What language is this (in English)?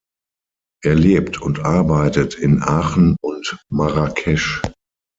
German